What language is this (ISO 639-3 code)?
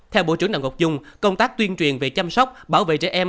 vie